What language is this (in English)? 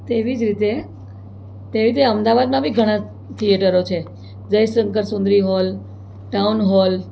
Gujarati